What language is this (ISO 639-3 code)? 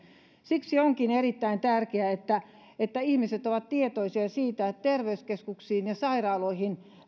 fin